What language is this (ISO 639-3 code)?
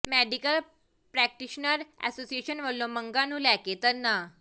pan